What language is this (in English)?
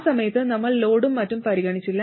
Malayalam